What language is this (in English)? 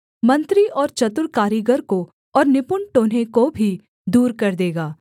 Hindi